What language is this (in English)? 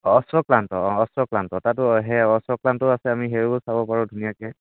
Assamese